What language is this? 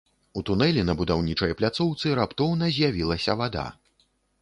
Belarusian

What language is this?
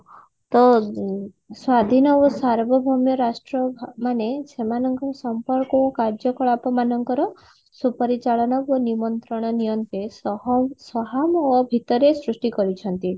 Odia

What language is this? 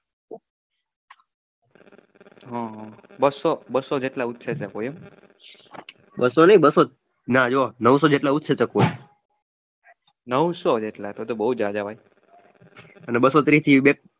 Gujarati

